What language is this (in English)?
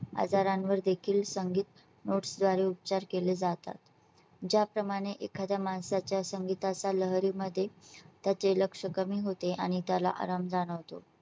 Marathi